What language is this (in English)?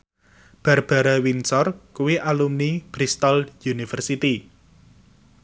Javanese